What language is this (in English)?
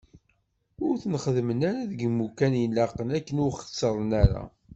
Kabyle